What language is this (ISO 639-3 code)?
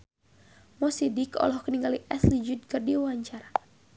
sun